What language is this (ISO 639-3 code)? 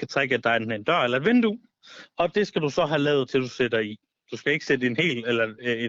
dan